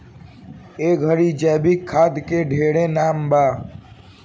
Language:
Bhojpuri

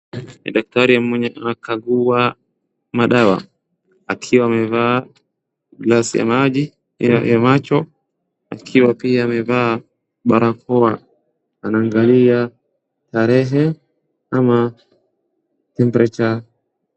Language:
Swahili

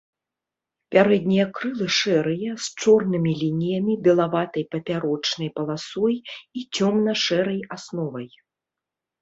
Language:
Belarusian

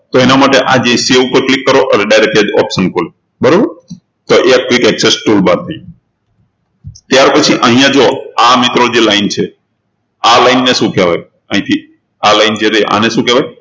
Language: Gujarati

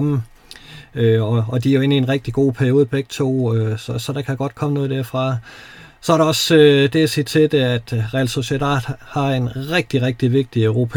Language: Danish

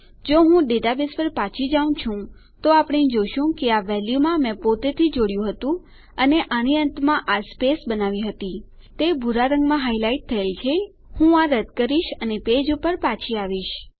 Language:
Gujarati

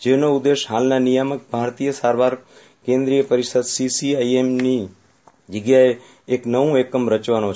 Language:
Gujarati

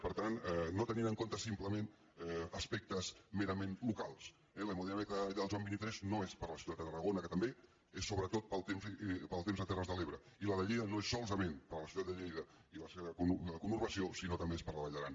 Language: Catalan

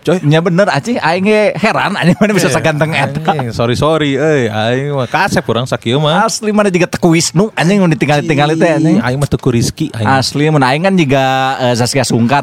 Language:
Indonesian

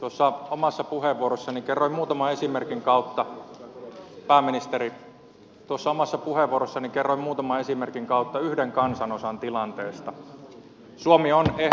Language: Finnish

